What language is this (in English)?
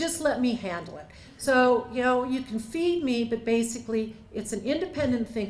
English